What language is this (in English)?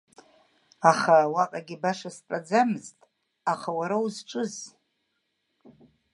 Abkhazian